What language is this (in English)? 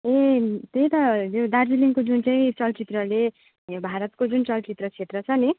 Nepali